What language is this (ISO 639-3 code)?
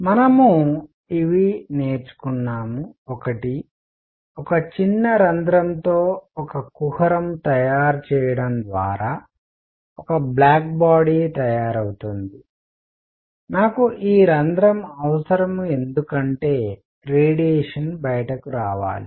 tel